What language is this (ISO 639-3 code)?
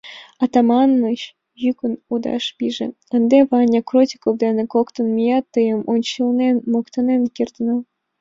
chm